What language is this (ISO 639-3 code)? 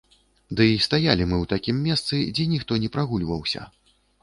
bel